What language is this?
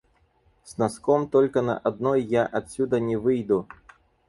Russian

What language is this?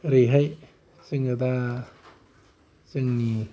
Bodo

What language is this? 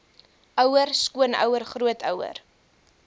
Afrikaans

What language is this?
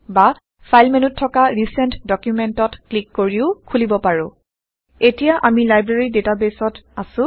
Assamese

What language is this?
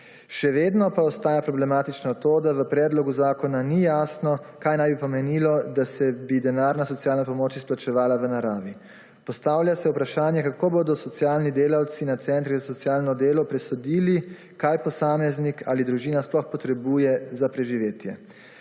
Slovenian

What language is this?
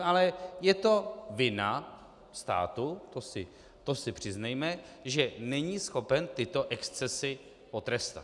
Czech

